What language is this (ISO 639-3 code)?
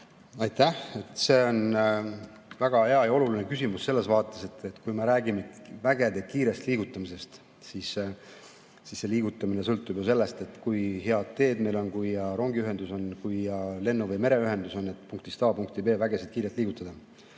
est